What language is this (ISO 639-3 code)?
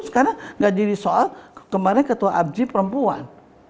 ind